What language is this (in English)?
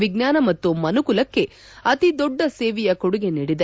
Kannada